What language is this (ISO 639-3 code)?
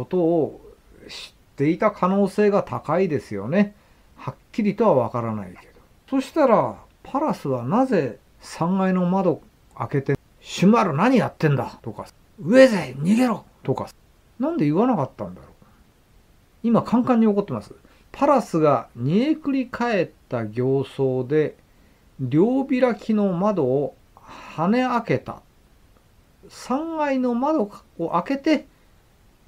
jpn